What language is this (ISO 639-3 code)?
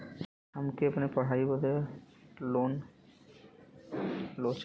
bho